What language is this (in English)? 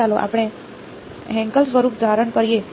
Gujarati